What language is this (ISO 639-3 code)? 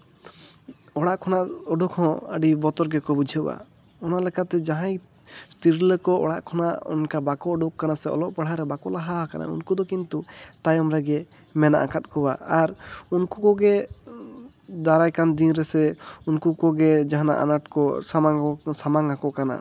sat